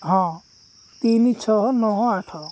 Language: Odia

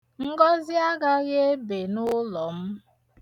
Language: Igbo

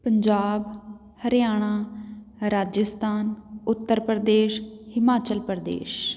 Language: Punjabi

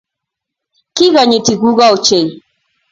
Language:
Kalenjin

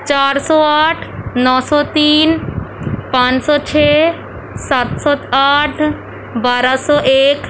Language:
Urdu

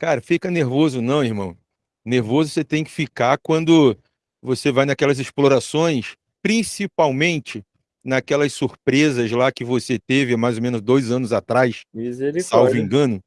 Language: Portuguese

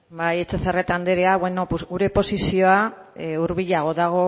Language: Basque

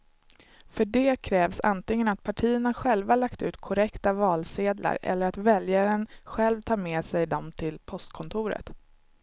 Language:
Swedish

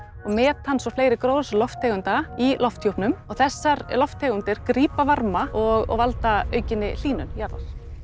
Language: Icelandic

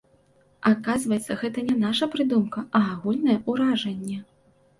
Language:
Belarusian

